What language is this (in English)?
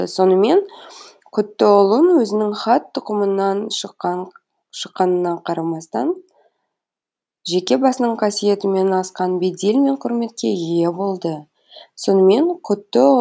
Kazakh